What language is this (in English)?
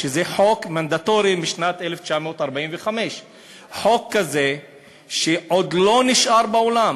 Hebrew